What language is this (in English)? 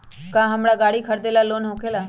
Magahi